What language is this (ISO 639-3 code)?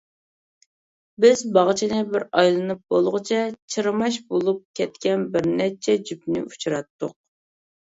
uig